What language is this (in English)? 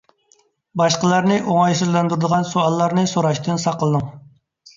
Uyghur